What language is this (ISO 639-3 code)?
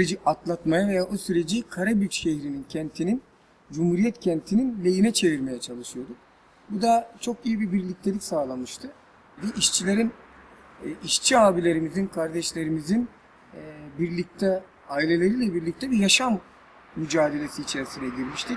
tur